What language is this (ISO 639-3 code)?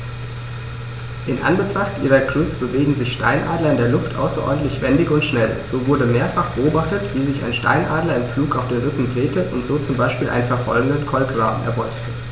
deu